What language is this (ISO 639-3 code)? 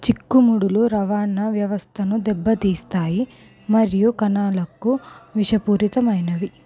tel